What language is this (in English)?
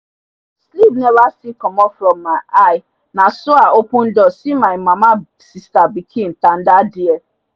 Nigerian Pidgin